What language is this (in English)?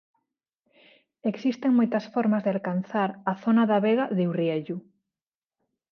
Galician